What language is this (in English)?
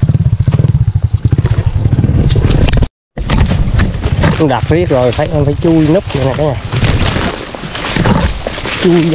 Vietnamese